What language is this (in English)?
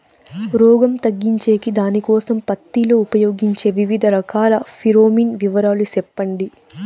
Telugu